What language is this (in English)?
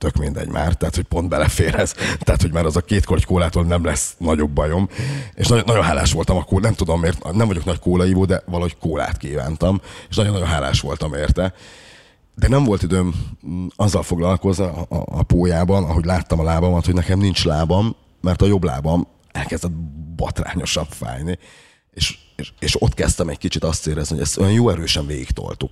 Hungarian